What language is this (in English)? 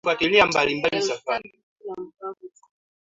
Swahili